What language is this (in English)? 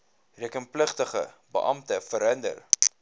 Afrikaans